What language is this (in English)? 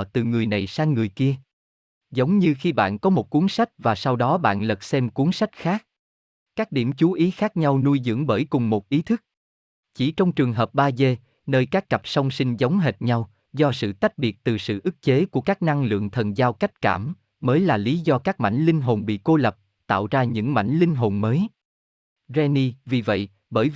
Vietnamese